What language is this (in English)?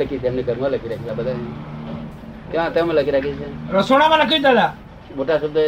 Gujarati